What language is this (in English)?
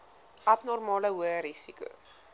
Afrikaans